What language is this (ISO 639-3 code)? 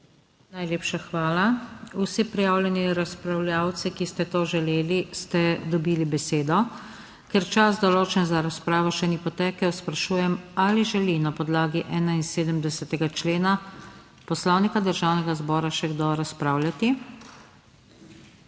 slv